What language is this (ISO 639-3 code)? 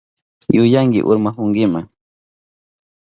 qup